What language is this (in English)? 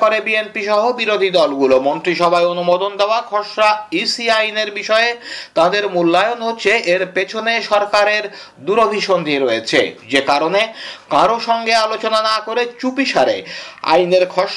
Bangla